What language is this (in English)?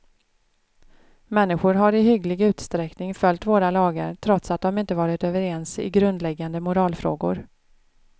Swedish